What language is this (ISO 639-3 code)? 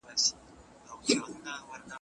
pus